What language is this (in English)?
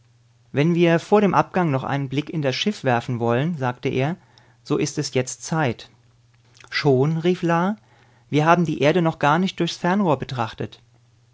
German